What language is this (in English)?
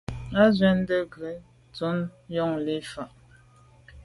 Medumba